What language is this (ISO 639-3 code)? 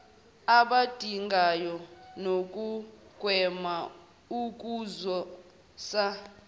zul